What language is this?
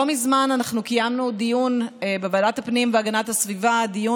Hebrew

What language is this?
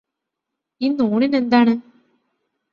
Malayalam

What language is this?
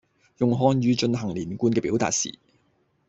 Cantonese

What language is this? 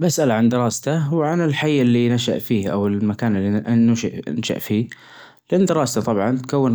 Najdi Arabic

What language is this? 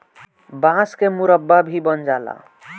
Bhojpuri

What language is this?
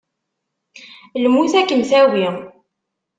Kabyle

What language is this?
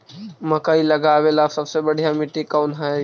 Magahi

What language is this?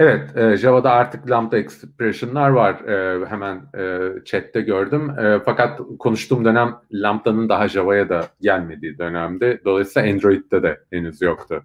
Turkish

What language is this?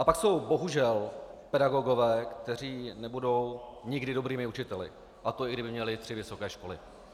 Czech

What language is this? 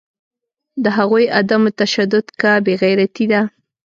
Pashto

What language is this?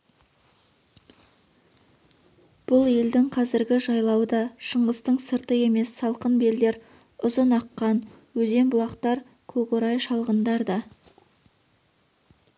Kazakh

